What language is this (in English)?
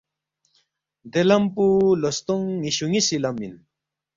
Balti